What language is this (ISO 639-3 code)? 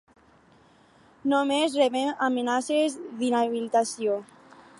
cat